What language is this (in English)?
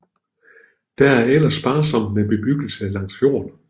Danish